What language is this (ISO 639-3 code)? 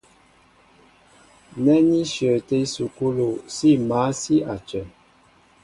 mbo